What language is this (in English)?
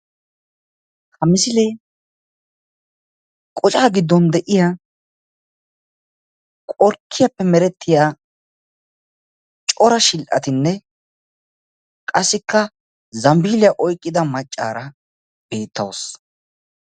Wolaytta